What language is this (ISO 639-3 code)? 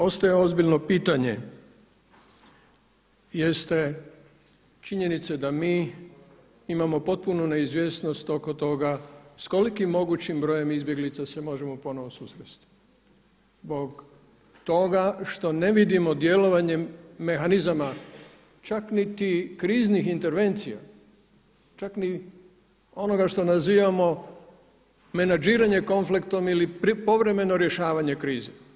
hrv